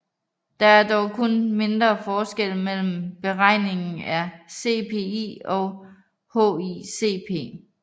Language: Danish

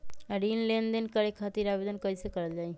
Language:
Magahi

